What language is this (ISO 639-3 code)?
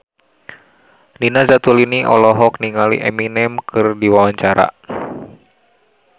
sun